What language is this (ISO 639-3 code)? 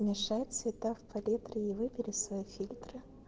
rus